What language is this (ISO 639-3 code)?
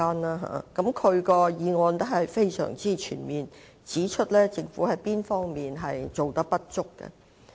yue